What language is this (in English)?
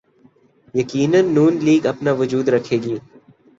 Urdu